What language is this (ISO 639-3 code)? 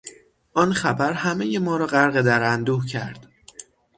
fas